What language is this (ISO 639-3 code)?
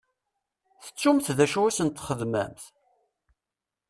kab